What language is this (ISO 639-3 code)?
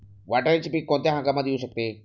mar